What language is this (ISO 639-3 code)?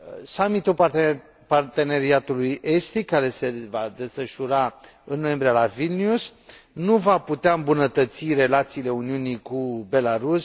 ron